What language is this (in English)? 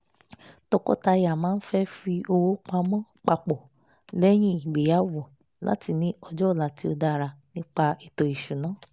Yoruba